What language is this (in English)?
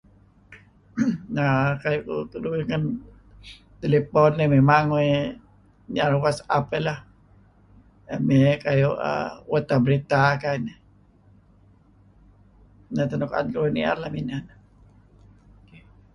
Kelabit